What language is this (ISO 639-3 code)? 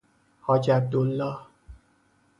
fas